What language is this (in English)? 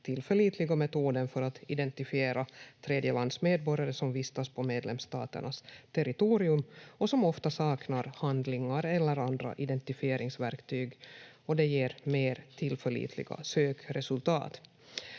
Finnish